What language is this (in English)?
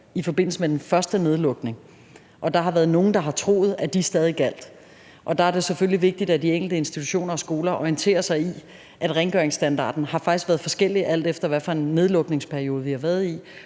Danish